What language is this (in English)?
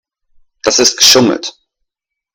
German